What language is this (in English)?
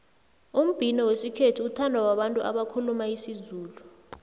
South Ndebele